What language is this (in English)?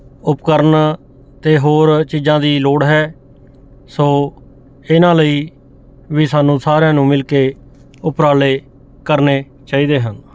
Punjabi